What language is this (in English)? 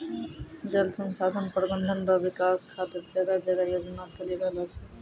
Maithili